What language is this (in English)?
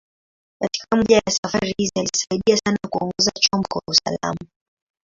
Swahili